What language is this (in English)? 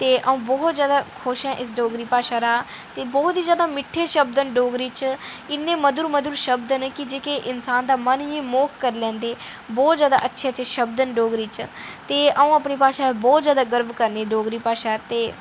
Dogri